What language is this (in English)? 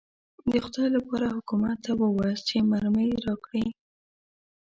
Pashto